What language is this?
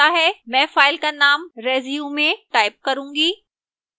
Hindi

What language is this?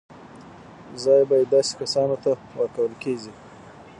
Pashto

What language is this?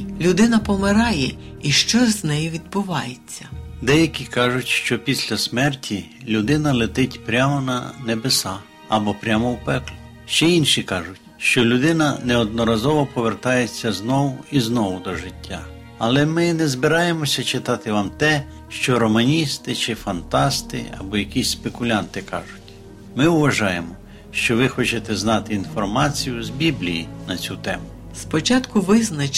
Ukrainian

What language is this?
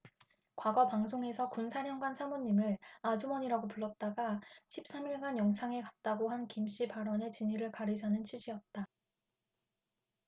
Korean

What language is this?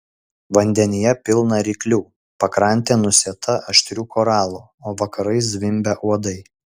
Lithuanian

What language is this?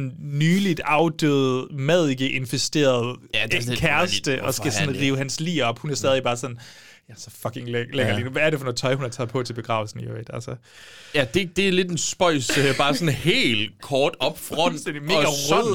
Danish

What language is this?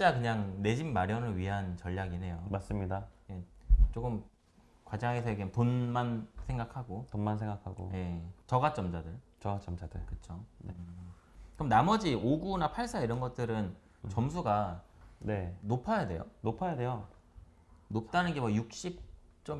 Korean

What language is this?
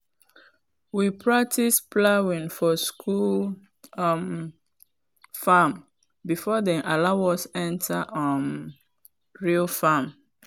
Nigerian Pidgin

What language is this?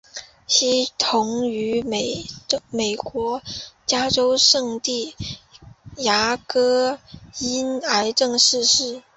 Chinese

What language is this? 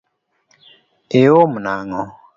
Luo (Kenya and Tanzania)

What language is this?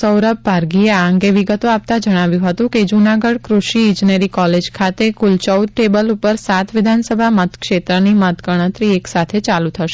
Gujarati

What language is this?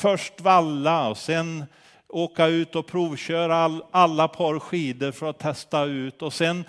Swedish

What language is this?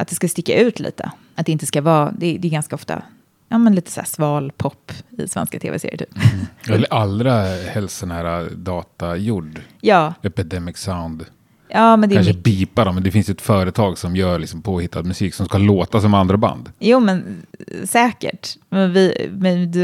Swedish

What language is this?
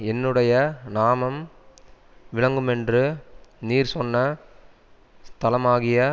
Tamil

